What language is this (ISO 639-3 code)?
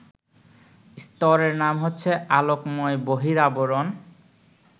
ben